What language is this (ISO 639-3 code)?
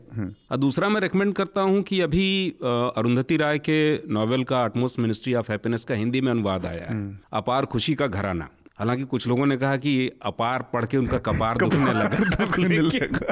hin